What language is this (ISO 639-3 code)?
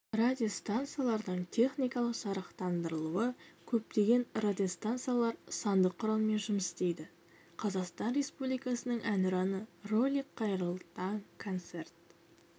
kaz